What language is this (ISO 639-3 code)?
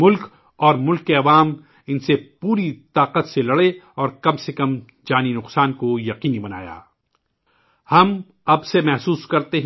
urd